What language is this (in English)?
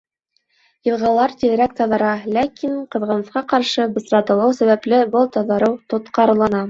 Bashkir